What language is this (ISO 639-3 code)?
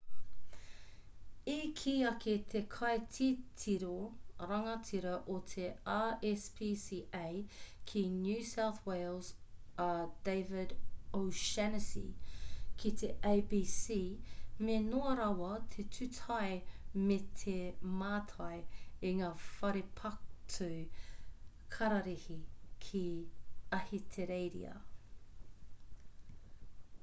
mri